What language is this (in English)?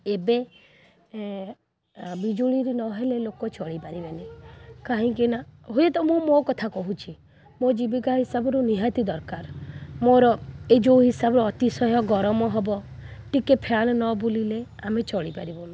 Odia